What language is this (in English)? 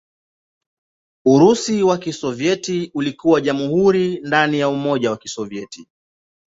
Swahili